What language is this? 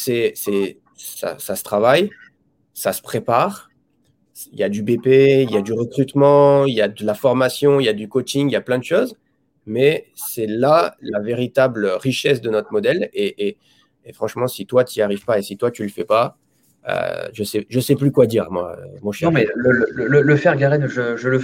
French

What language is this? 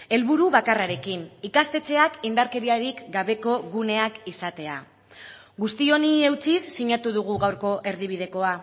Basque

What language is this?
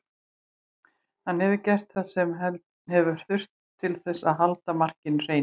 Icelandic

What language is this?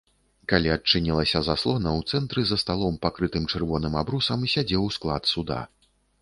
Belarusian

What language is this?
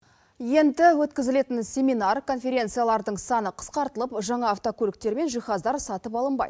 Kazakh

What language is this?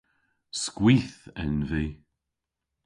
Cornish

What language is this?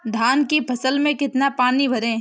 Hindi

